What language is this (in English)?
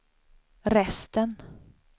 Swedish